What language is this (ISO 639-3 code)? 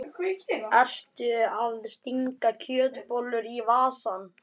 isl